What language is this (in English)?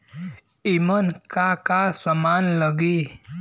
Bhojpuri